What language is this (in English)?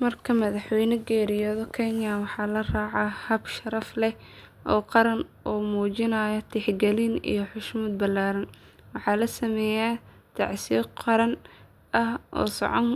Somali